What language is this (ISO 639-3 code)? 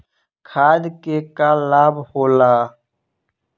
bho